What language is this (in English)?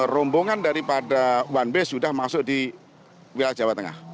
Indonesian